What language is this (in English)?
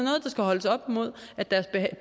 Danish